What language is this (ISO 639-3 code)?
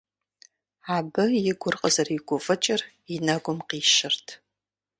kbd